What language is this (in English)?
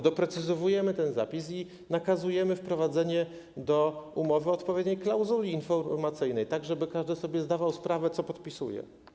Polish